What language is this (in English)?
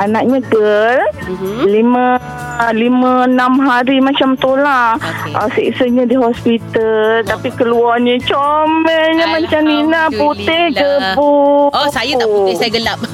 Malay